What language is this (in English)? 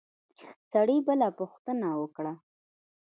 Pashto